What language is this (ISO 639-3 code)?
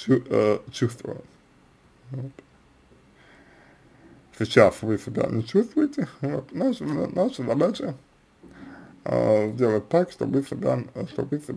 rus